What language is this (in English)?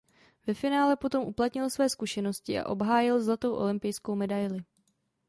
Czech